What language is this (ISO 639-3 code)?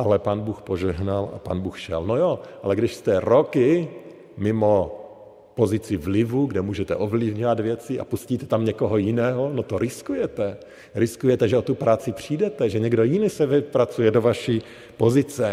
ces